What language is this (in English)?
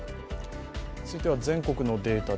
Japanese